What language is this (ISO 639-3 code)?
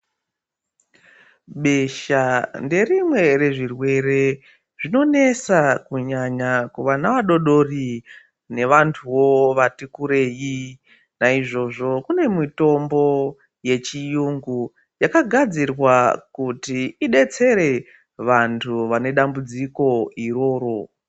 ndc